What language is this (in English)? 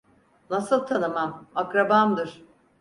Turkish